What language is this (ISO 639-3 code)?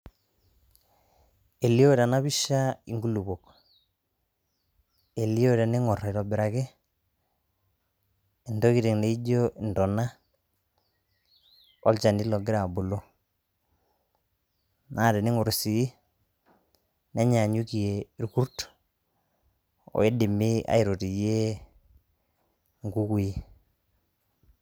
mas